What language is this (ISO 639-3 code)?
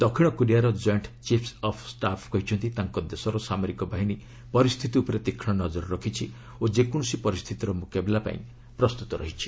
ori